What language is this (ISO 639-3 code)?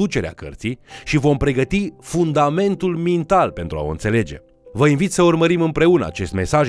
ron